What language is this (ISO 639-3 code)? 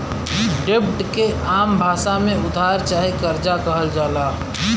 bho